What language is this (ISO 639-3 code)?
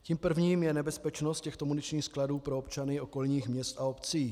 ces